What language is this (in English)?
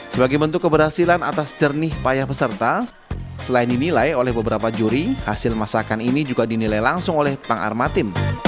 Indonesian